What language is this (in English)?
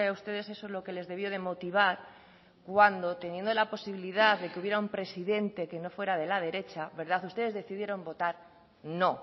Spanish